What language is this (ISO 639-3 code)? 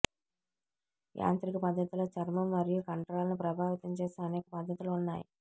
tel